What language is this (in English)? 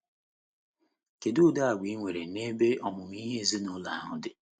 Igbo